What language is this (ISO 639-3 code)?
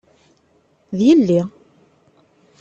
kab